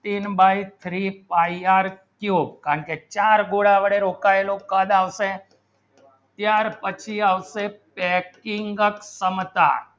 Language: Gujarati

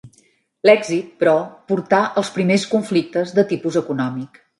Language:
Catalan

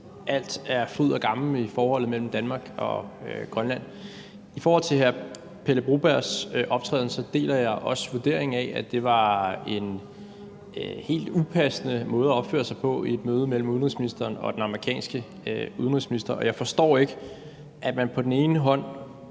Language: Danish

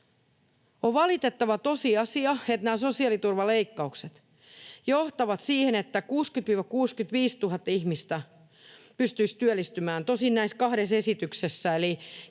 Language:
Finnish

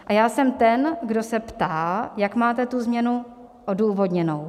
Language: Czech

